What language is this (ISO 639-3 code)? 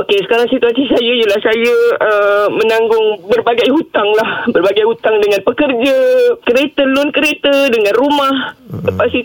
msa